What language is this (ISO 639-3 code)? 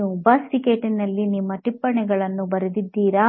kan